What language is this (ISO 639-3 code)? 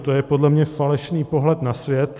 ces